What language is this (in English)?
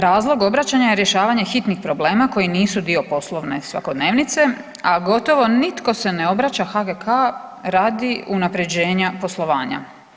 Croatian